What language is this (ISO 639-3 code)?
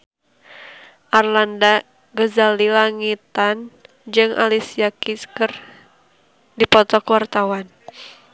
sun